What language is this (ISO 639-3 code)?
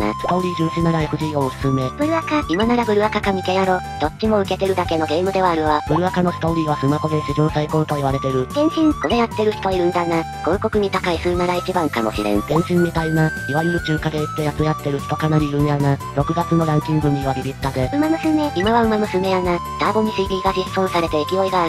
jpn